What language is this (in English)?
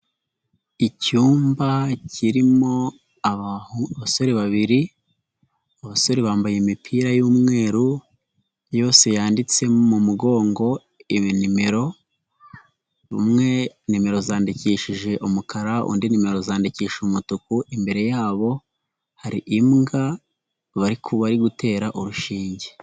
Kinyarwanda